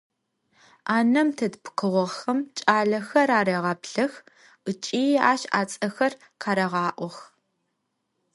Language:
Adyghe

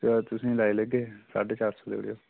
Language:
Dogri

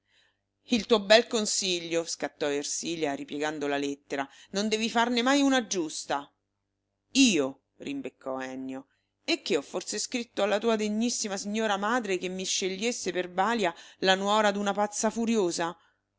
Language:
Italian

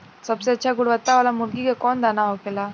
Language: Bhojpuri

